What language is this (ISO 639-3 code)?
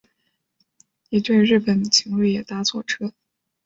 zho